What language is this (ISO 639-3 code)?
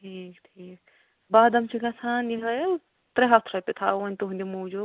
kas